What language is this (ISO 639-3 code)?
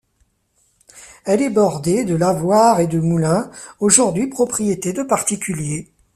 fra